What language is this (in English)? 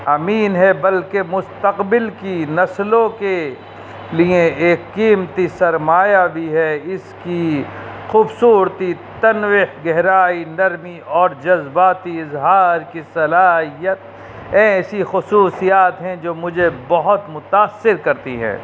Urdu